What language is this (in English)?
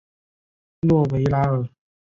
Chinese